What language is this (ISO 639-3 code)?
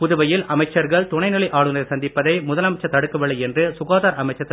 tam